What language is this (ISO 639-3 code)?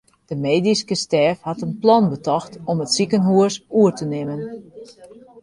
fry